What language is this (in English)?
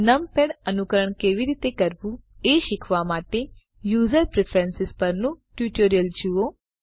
Gujarati